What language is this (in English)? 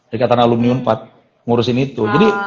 Indonesian